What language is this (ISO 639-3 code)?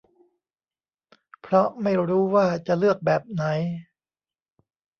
tha